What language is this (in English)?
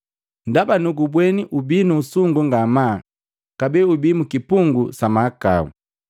Matengo